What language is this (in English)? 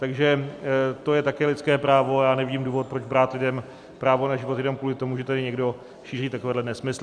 Czech